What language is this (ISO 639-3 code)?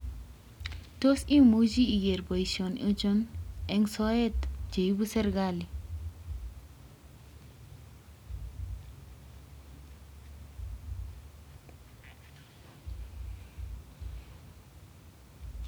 kln